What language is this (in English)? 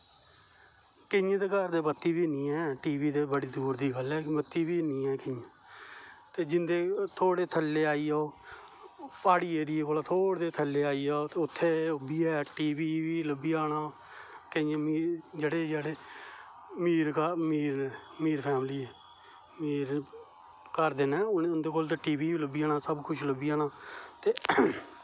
Dogri